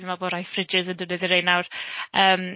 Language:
Welsh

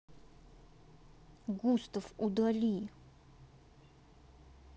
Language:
Russian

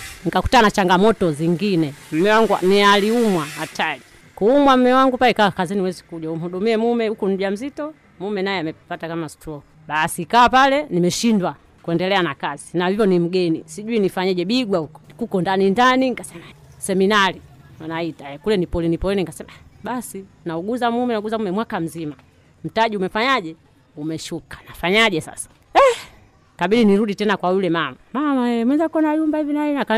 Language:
Swahili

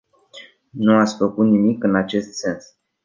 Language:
Romanian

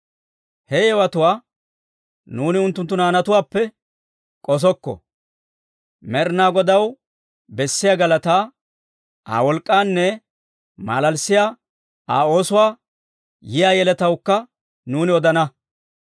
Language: Dawro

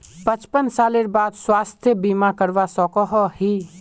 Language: Magahi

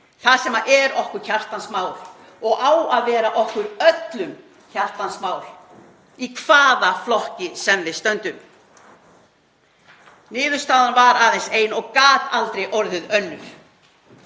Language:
Icelandic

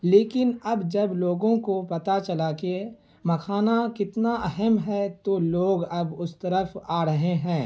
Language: Urdu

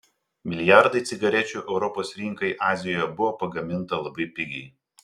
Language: Lithuanian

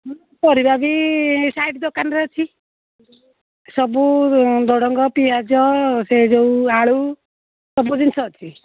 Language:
Odia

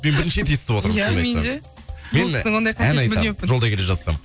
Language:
Kazakh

